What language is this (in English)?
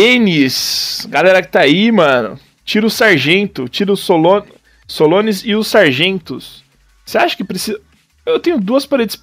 Portuguese